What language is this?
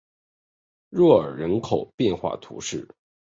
Chinese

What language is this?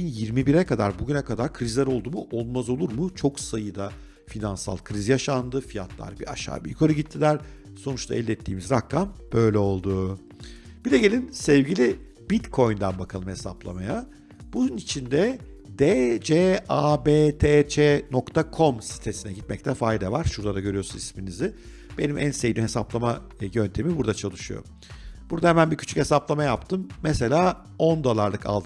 Turkish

